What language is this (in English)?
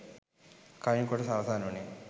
Sinhala